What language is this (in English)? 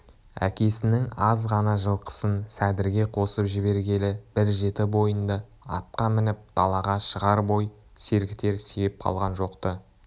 Kazakh